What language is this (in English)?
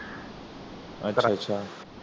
Punjabi